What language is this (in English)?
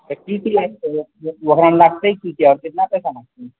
Maithili